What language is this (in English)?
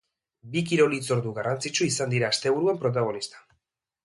Basque